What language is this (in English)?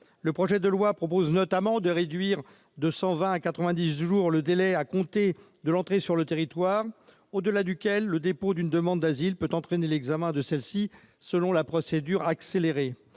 French